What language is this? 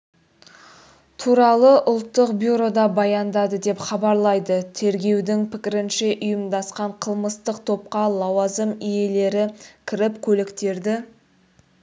Kazakh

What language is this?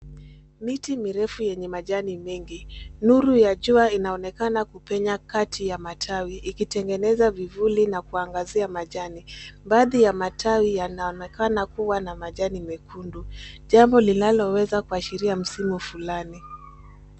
Swahili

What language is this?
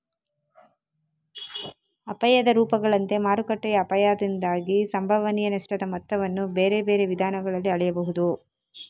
Kannada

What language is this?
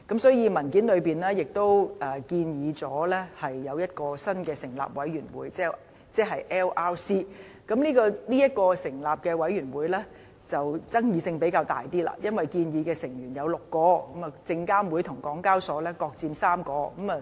Cantonese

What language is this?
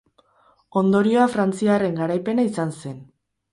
Basque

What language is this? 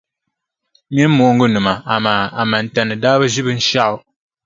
Dagbani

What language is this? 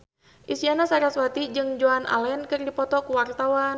Sundanese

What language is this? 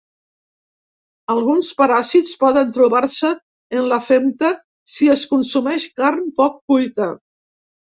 Catalan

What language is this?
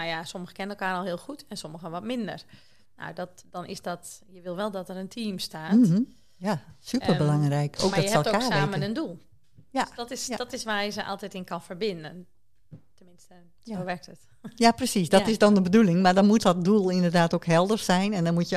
Dutch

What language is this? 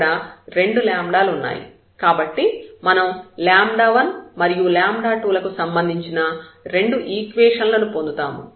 Telugu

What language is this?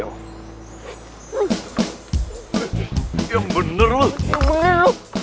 Indonesian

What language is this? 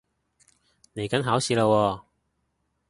Cantonese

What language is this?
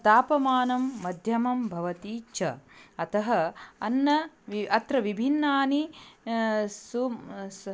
Sanskrit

